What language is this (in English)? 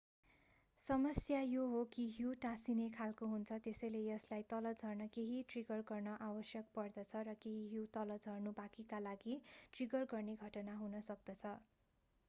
Nepali